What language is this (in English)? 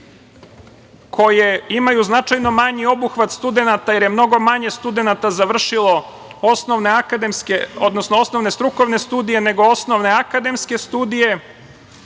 Serbian